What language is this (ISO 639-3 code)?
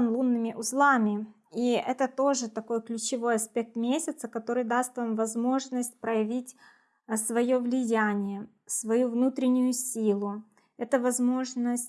rus